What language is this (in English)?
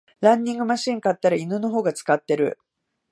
Japanese